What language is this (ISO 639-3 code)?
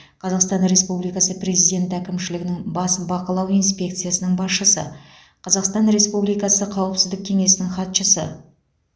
kaz